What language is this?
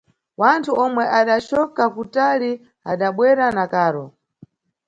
Nyungwe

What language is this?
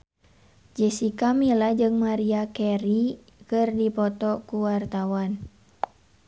Sundanese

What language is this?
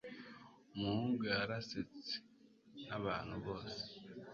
Kinyarwanda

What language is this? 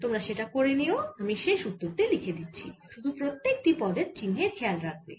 Bangla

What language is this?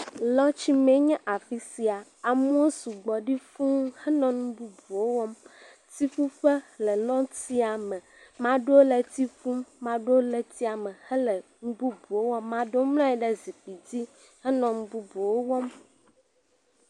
Ewe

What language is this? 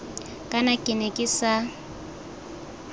Tswana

